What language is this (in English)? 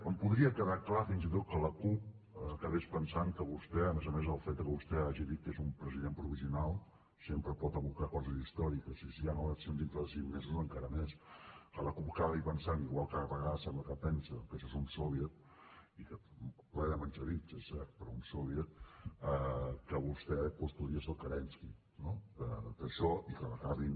Catalan